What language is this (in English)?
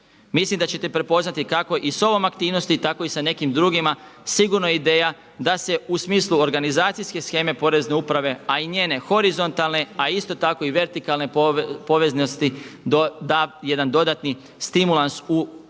Croatian